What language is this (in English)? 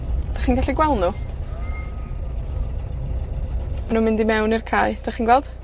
Welsh